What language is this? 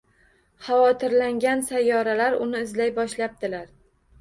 Uzbek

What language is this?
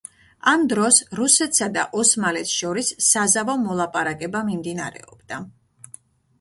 Georgian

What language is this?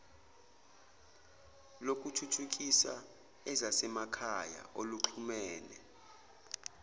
Zulu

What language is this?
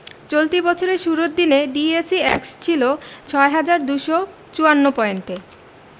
Bangla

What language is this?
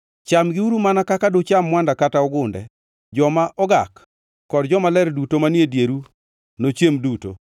Luo (Kenya and Tanzania)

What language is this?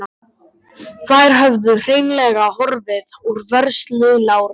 Icelandic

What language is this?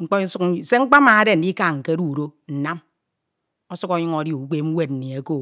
Ito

